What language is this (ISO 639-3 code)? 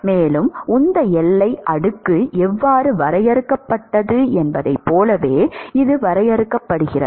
tam